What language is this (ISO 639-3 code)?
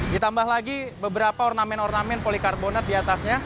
ind